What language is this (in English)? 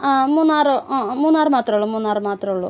Malayalam